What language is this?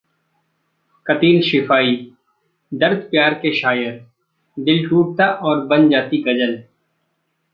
Hindi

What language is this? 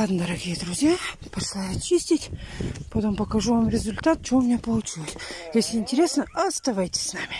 Russian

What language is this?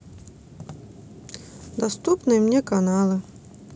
Russian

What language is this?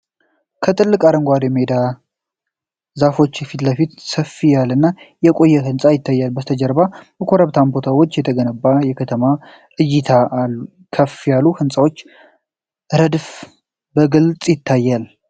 Amharic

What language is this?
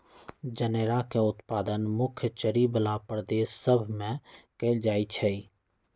Magahi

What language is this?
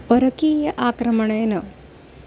Sanskrit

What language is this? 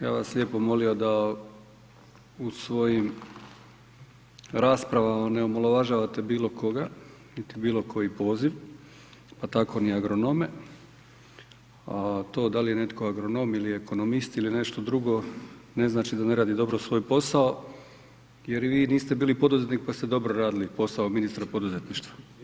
Croatian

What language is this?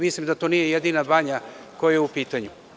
Serbian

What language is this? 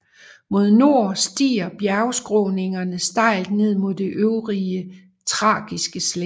Danish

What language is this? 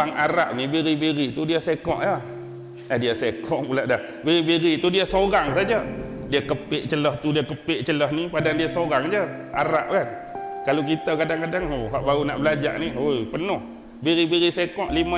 Malay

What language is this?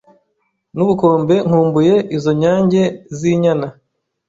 Kinyarwanda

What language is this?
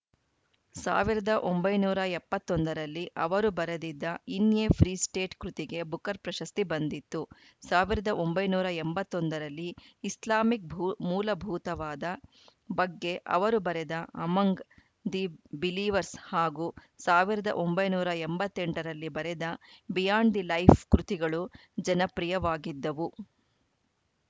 Kannada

